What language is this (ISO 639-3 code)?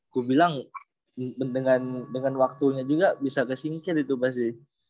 ind